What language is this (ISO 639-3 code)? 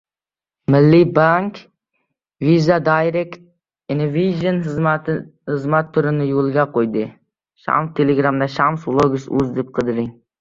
uzb